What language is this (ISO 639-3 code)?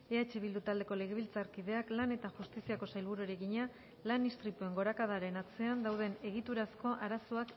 eus